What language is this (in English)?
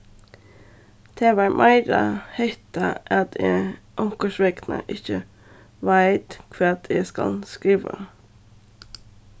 Faroese